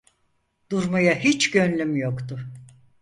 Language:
Turkish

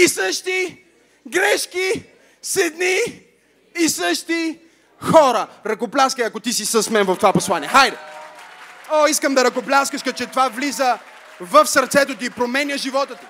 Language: Bulgarian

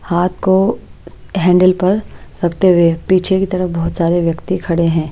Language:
Hindi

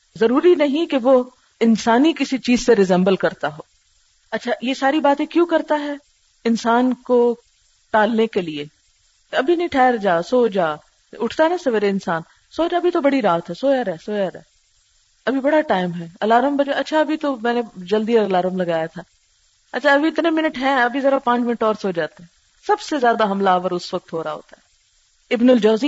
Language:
Urdu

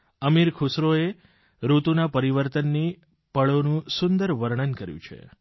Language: Gujarati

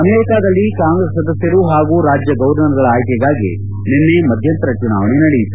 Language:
Kannada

